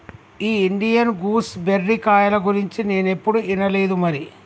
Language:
Telugu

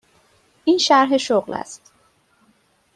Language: Persian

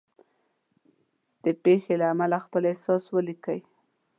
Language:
Pashto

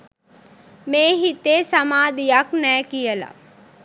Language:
Sinhala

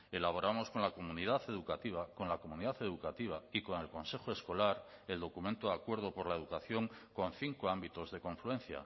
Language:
Spanish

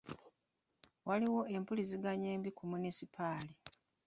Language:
Ganda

